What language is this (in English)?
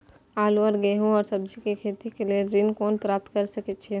Maithili